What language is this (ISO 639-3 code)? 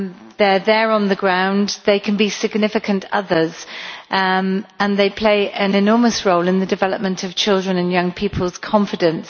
eng